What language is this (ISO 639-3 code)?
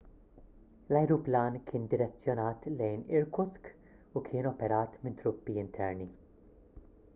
mlt